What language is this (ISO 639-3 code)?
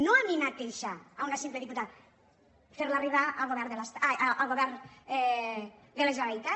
cat